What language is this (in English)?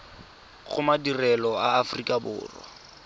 Tswana